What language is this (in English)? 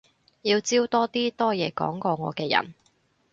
Cantonese